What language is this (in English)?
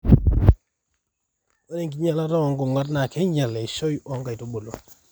Masai